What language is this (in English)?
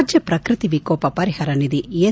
Kannada